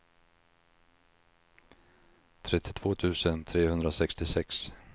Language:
Swedish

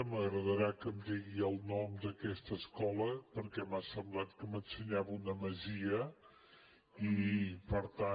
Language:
Catalan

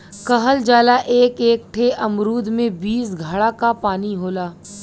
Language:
Bhojpuri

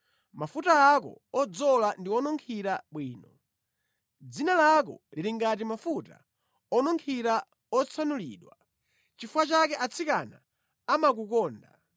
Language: Nyanja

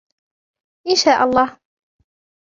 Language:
Arabic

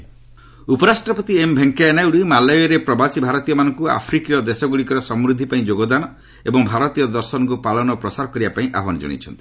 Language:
Odia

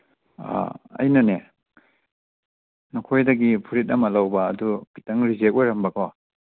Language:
Manipuri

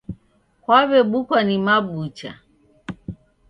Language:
Taita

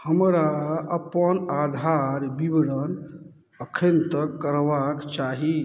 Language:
Maithili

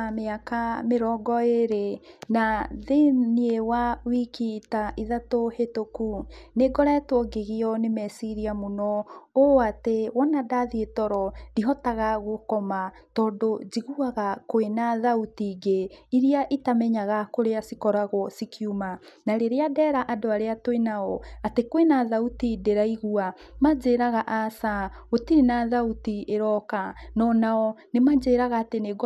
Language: Kikuyu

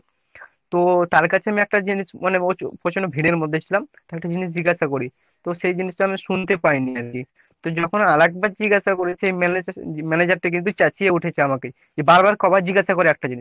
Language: Bangla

